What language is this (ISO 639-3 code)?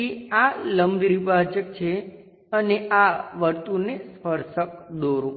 guj